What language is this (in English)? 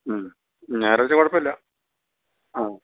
Malayalam